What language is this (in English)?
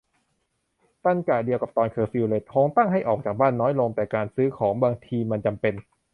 Thai